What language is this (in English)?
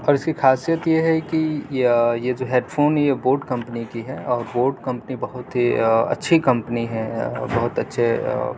Urdu